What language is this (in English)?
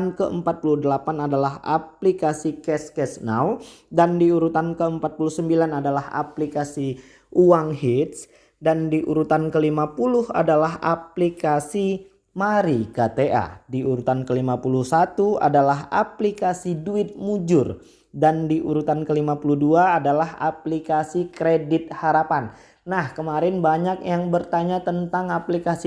Indonesian